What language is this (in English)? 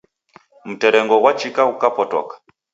Taita